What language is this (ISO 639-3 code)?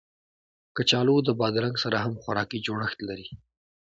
pus